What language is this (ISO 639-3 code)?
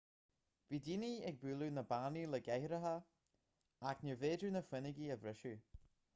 gle